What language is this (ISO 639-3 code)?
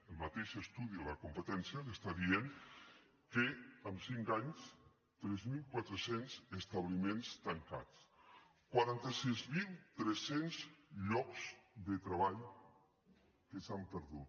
cat